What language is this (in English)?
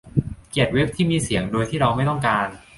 Thai